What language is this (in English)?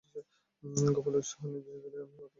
Bangla